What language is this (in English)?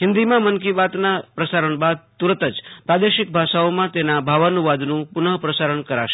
Gujarati